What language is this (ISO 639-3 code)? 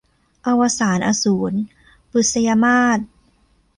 tha